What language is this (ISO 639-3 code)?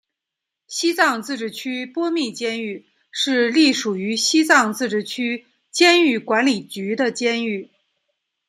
zho